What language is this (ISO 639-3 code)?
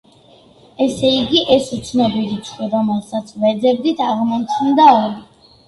kat